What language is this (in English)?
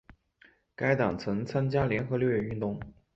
Chinese